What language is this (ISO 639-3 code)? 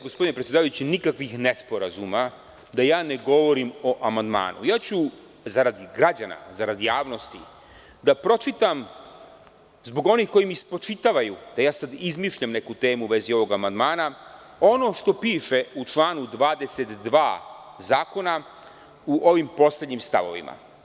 srp